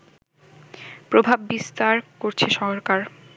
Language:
Bangla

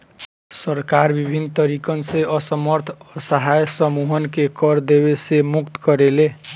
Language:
Bhojpuri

